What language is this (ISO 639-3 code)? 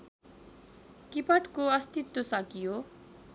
nep